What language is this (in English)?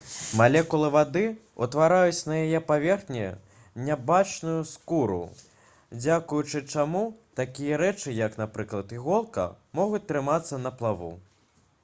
Belarusian